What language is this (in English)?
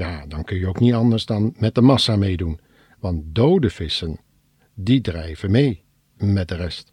Dutch